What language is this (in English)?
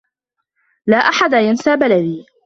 Arabic